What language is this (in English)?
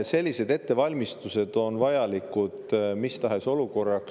Estonian